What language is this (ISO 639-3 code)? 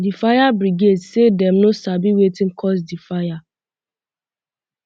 pcm